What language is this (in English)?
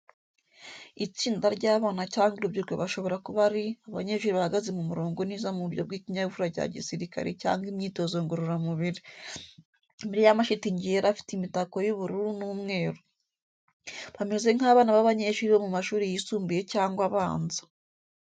Kinyarwanda